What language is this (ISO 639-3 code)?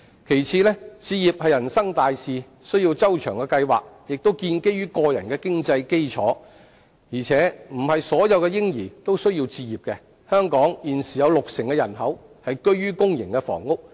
yue